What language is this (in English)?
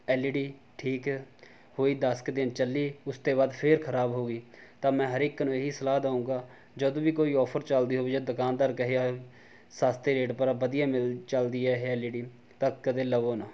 Punjabi